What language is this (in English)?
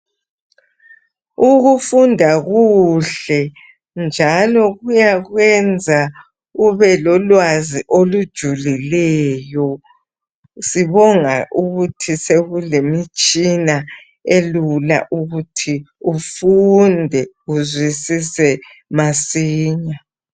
North Ndebele